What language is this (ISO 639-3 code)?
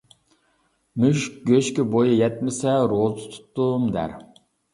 uig